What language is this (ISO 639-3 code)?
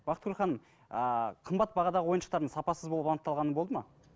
kaz